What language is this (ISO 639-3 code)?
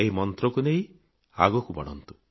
ori